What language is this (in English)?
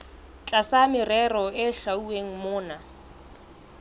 Southern Sotho